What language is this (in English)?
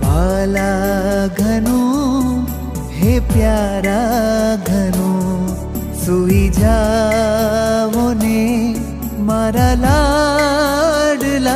Hindi